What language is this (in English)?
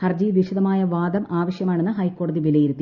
Malayalam